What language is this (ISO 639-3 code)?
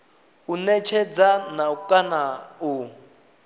ven